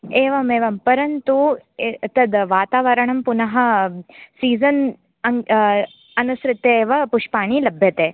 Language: Sanskrit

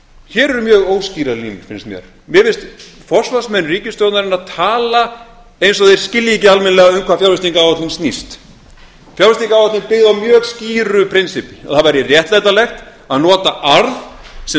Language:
Icelandic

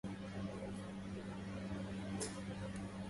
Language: Arabic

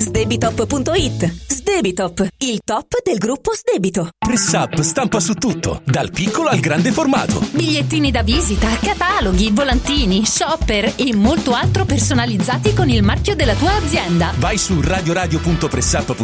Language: Italian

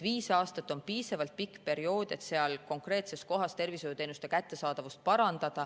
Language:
Estonian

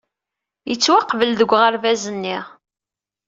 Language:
Kabyle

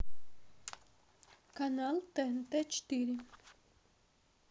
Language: Russian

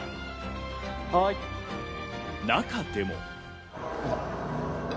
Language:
Japanese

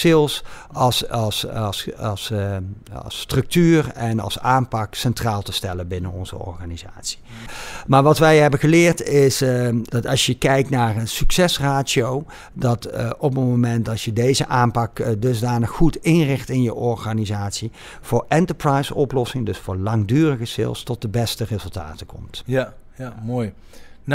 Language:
Dutch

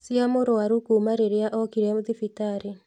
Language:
Kikuyu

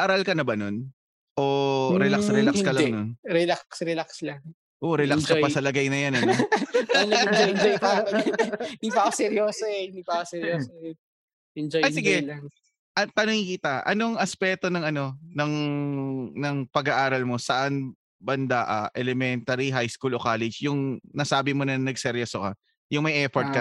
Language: Filipino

